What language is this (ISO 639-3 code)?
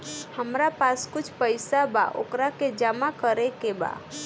bho